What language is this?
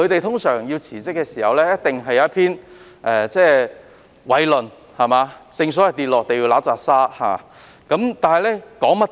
Cantonese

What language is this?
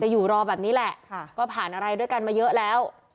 Thai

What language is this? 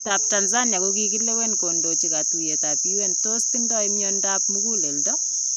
Kalenjin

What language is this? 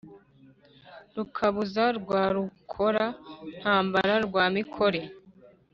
Kinyarwanda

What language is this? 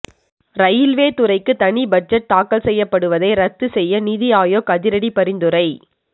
Tamil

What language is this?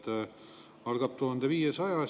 Estonian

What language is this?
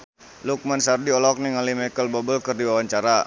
Sundanese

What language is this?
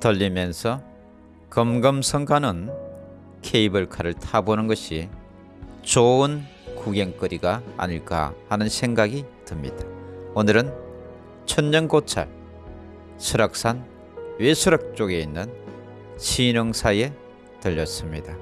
Korean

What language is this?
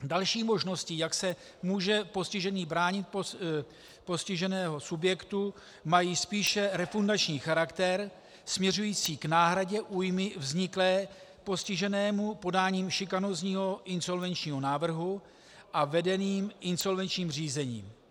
Czech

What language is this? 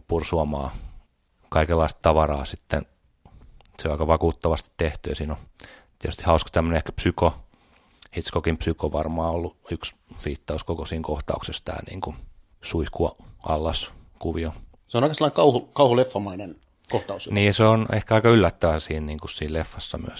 Finnish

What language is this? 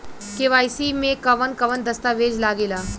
Bhojpuri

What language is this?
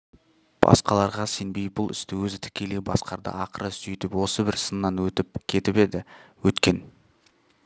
Kazakh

